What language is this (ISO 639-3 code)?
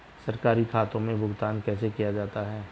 hin